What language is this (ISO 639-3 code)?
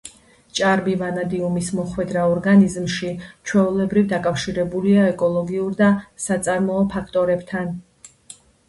kat